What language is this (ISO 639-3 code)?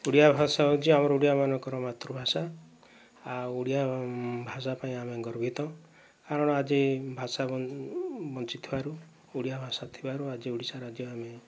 ori